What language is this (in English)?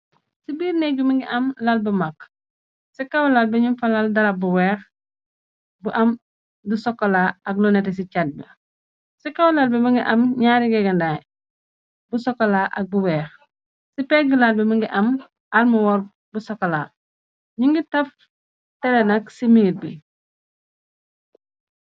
Wolof